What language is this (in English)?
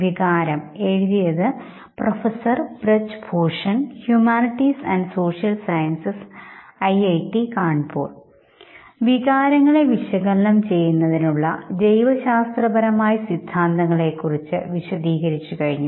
Malayalam